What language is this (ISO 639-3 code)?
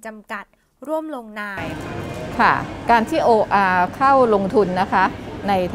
tha